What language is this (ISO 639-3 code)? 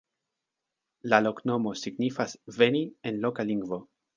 epo